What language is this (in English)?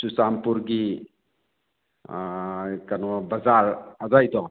Manipuri